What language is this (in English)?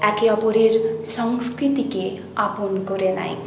Bangla